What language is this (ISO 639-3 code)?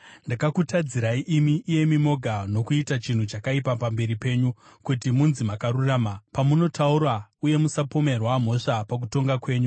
sna